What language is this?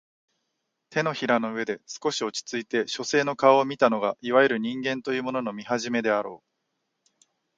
Japanese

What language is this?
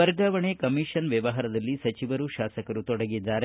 Kannada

